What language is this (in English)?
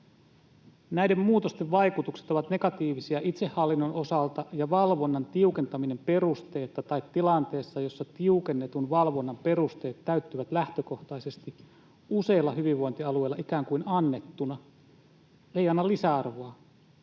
Finnish